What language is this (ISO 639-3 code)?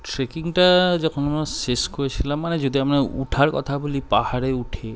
ben